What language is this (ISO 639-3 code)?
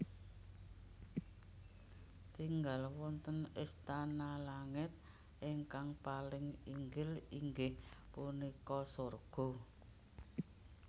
jav